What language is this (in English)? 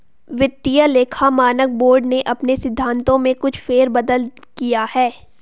Hindi